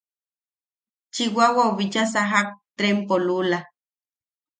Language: Yaqui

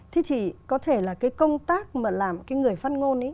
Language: Vietnamese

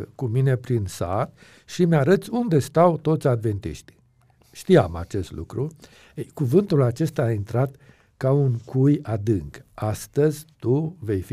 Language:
Romanian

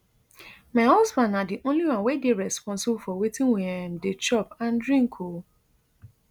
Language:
Nigerian Pidgin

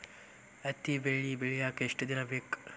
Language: Kannada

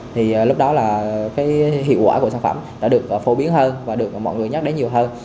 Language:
Vietnamese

